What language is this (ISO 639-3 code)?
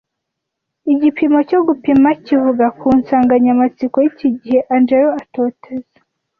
kin